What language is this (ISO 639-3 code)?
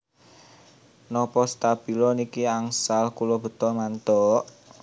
jav